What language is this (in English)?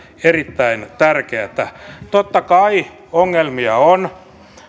Finnish